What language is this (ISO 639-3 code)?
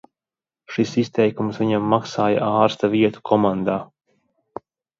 lav